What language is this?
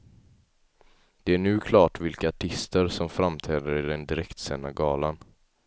Swedish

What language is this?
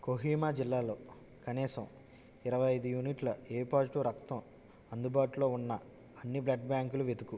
Telugu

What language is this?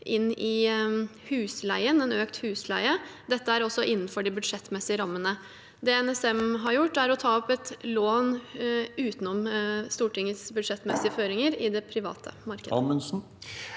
Norwegian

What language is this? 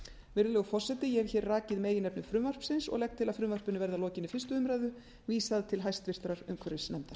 Icelandic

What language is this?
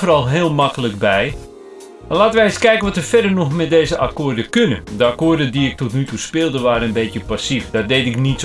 Dutch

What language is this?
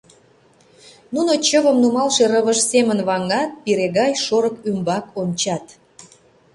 Mari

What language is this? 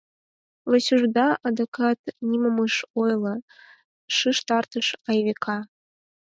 Mari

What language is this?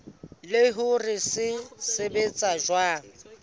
Southern Sotho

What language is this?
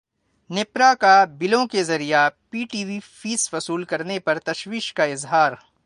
Urdu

